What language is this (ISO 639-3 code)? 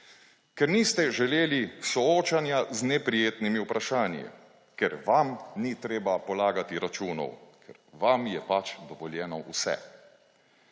slv